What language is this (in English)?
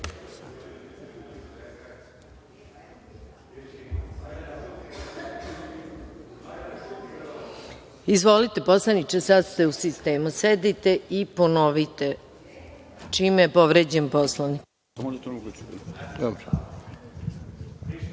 Serbian